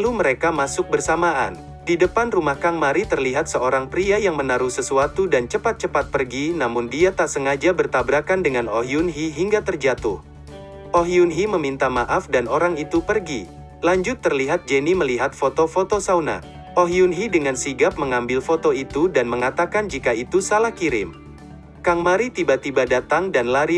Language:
Indonesian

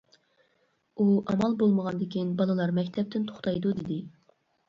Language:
Uyghur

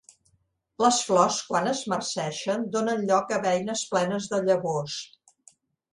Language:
Catalan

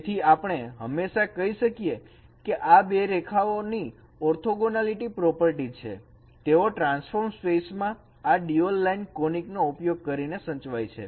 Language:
Gujarati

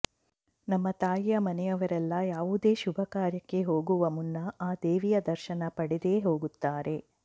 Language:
Kannada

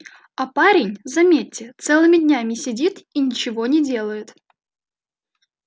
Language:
Russian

